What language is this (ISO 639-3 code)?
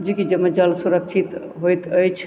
mai